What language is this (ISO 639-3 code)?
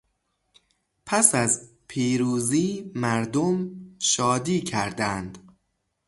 fas